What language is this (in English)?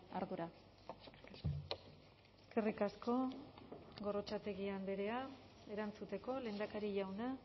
Basque